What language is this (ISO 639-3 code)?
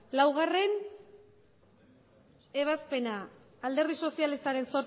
eus